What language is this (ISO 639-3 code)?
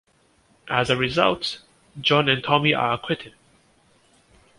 eng